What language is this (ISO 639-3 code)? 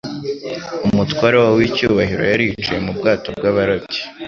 kin